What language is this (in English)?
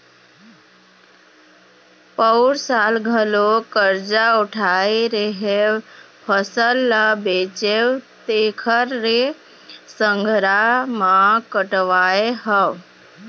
Chhattisgarhi